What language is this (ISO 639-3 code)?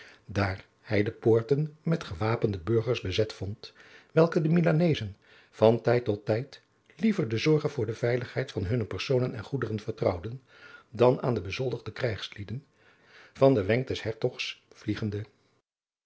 nld